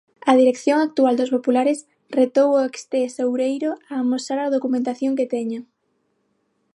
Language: Galician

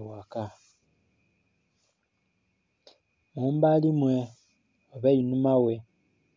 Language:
Soga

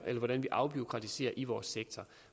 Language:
Danish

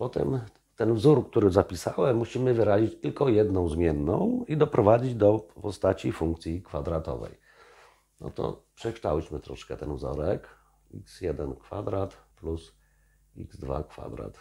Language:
Polish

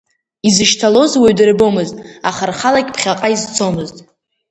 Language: Abkhazian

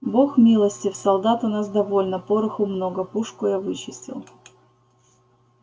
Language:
Russian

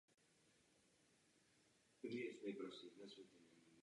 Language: Czech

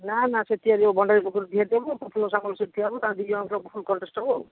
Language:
Odia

